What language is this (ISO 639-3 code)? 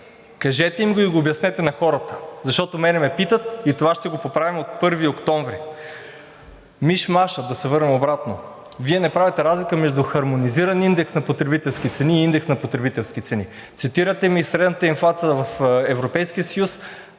bul